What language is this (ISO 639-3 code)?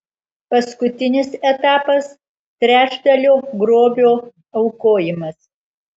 lit